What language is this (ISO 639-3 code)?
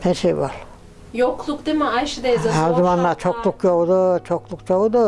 tur